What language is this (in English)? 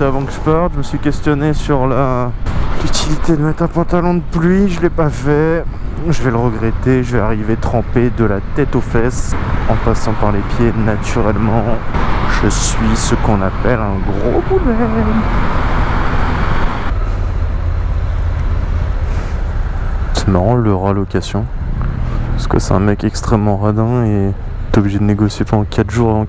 French